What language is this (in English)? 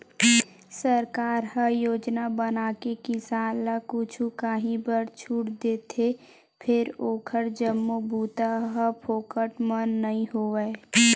Chhattisgarhi